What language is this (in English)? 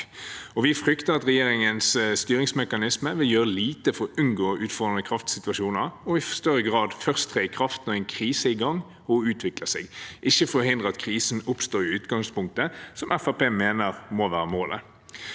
Norwegian